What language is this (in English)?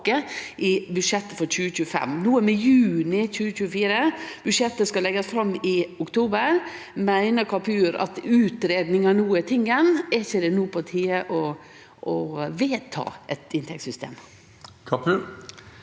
Norwegian